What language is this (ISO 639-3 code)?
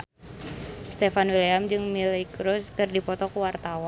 sun